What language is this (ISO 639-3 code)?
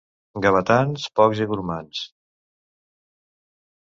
cat